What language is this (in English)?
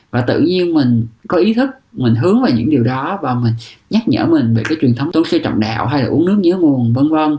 Vietnamese